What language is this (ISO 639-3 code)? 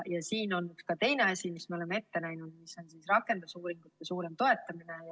est